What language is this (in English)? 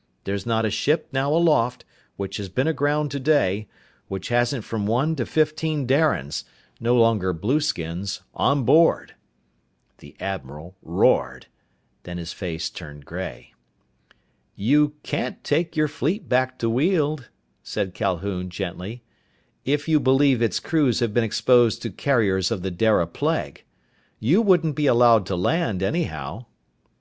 English